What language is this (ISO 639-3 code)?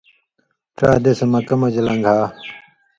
mvy